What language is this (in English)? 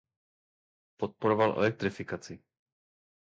Czech